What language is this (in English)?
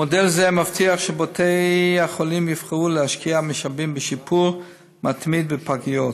Hebrew